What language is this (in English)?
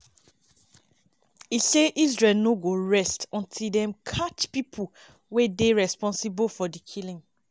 Nigerian Pidgin